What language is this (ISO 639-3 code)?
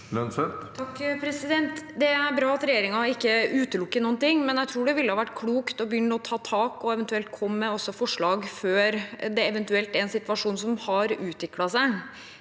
nor